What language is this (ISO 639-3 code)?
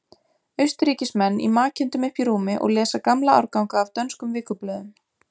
isl